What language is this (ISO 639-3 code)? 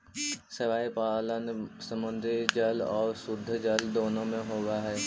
mag